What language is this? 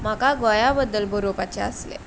Konkani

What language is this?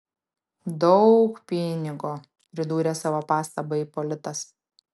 Lithuanian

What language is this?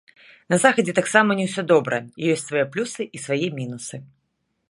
Belarusian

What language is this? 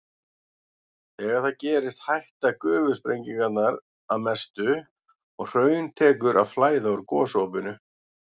Icelandic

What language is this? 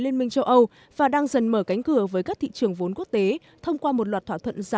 Vietnamese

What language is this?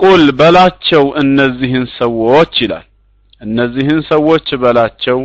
Arabic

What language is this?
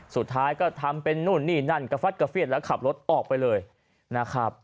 Thai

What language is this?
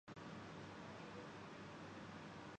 Urdu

